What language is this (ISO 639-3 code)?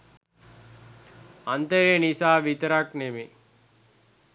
sin